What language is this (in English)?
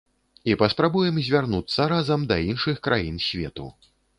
Belarusian